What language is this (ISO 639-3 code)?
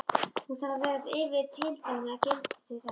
isl